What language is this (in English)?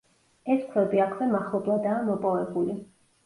Georgian